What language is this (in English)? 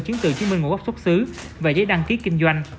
Vietnamese